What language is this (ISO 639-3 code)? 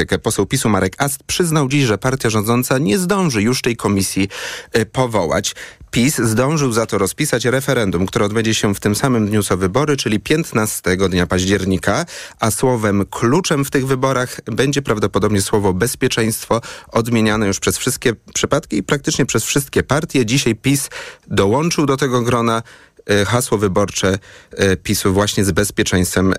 pol